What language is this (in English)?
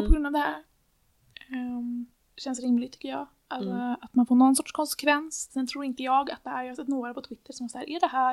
Swedish